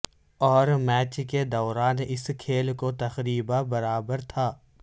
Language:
Urdu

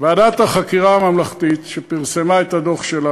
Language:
Hebrew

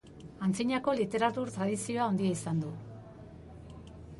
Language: Basque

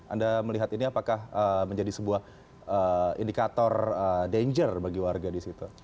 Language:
Indonesian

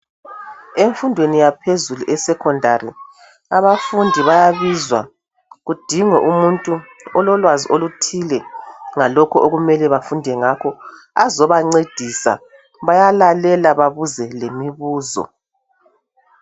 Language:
North Ndebele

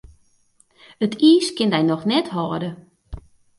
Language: Western Frisian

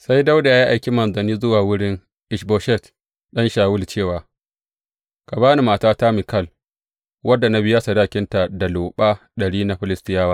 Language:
Hausa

